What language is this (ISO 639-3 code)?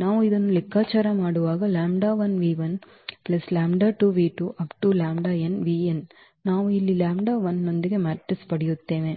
kan